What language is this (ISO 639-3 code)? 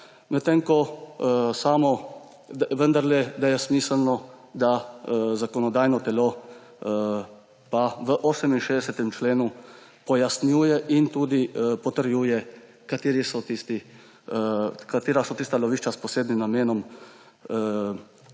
slv